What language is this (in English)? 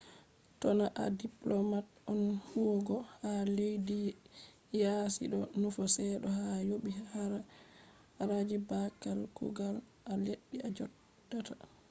Fula